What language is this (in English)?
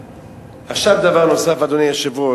Hebrew